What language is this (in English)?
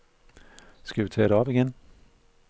Danish